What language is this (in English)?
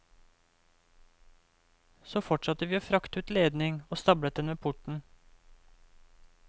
Norwegian